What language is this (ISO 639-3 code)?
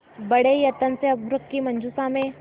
hin